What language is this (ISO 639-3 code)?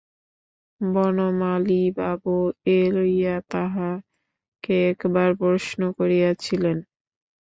ben